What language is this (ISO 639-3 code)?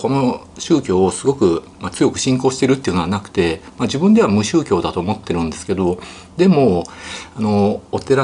jpn